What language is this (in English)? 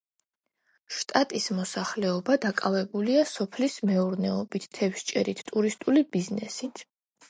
Georgian